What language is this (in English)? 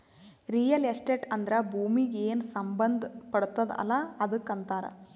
Kannada